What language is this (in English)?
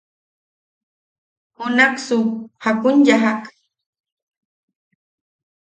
Yaqui